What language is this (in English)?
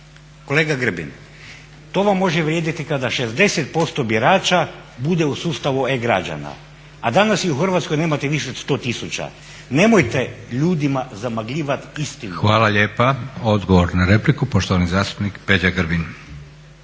Croatian